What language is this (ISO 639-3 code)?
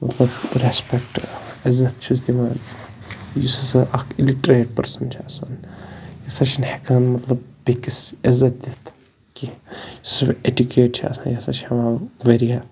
kas